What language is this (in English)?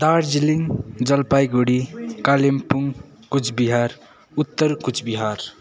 Nepali